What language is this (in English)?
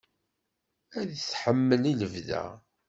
Kabyle